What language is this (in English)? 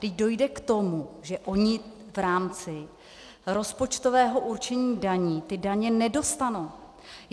Czech